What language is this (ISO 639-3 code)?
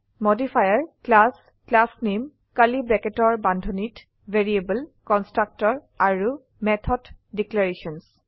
asm